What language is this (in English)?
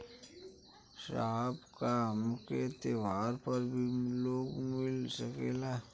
Bhojpuri